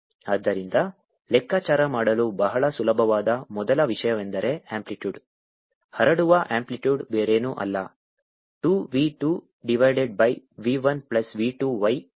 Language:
Kannada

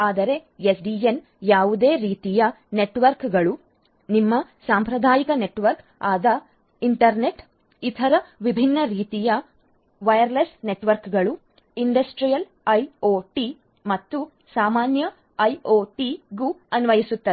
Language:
Kannada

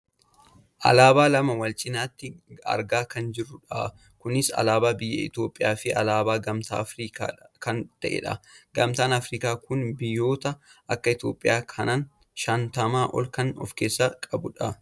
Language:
Oromo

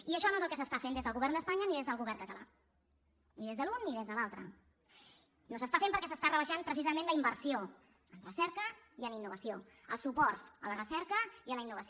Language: Catalan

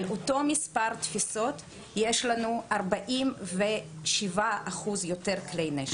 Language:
Hebrew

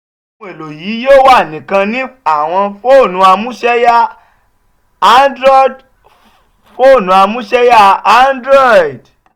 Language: Yoruba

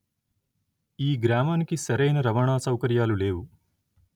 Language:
Telugu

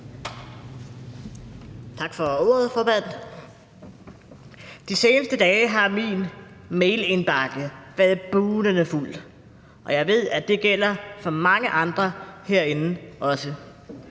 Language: Danish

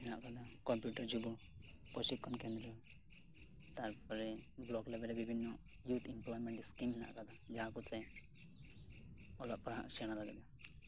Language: Santali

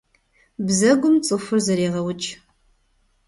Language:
Kabardian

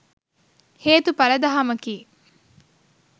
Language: Sinhala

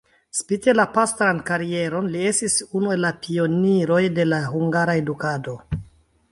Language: Esperanto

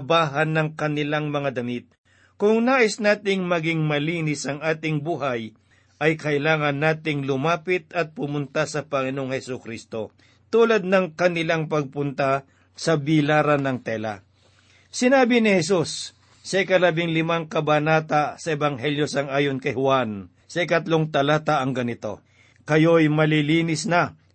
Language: Filipino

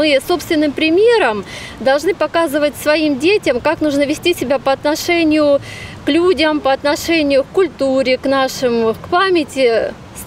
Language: Russian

